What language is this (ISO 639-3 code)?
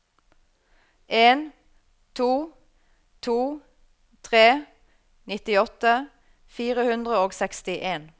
nor